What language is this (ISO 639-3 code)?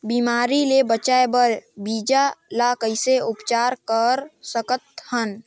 hne